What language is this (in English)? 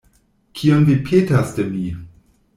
Esperanto